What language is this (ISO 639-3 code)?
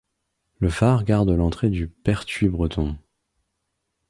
fra